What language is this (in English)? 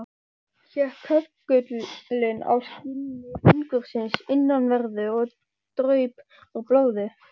Icelandic